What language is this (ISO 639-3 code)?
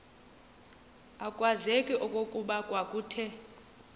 xho